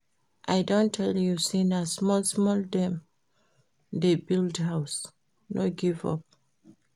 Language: Nigerian Pidgin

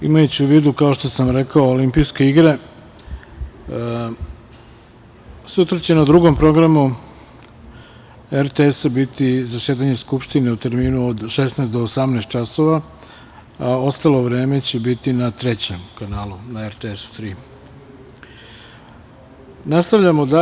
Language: Serbian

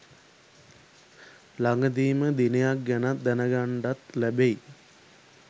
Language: Sinhala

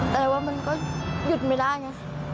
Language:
Thai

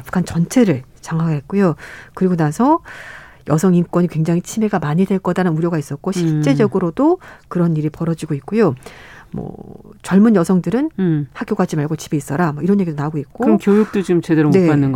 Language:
Korean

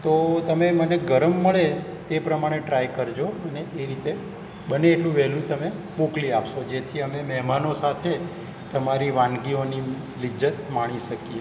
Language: Gujarati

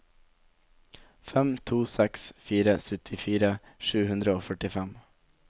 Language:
Norwegian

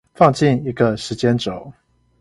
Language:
Chinese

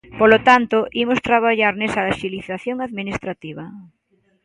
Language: Galician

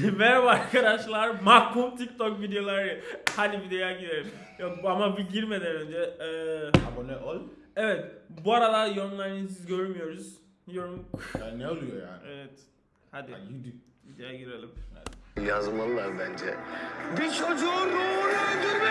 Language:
Turkish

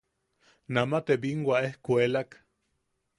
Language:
Yaqui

